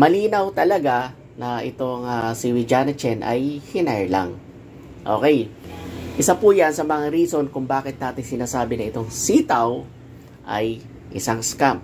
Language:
Filipino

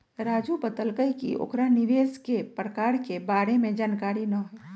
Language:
Magahi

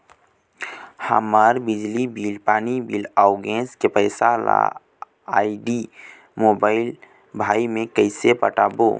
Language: Chhattisgarhi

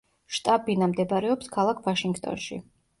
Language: Georgian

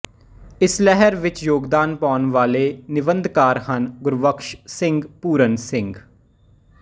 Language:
Punjabi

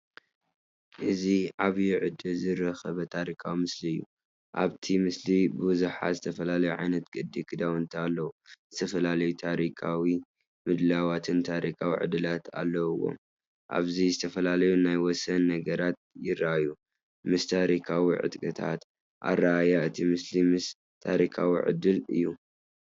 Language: Tigrinya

